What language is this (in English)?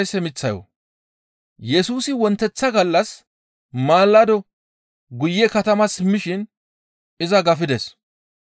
Gamo